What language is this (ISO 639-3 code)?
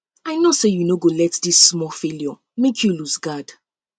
pcm